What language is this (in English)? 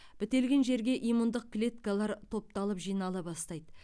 Kazakh